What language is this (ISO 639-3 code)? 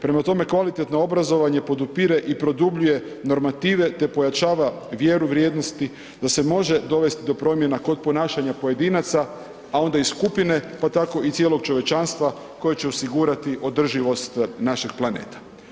hrv